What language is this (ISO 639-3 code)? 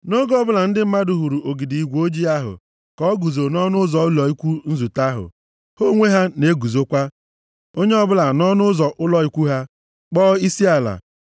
ibo